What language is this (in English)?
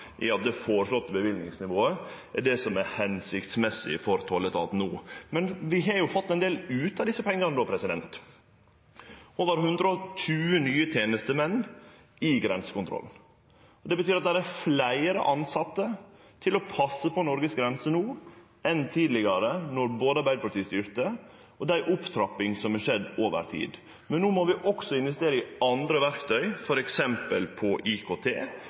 Norwegian Nynorsk